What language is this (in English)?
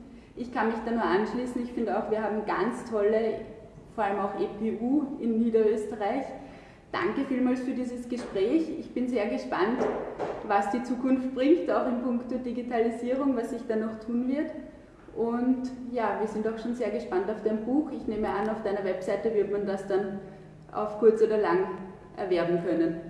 German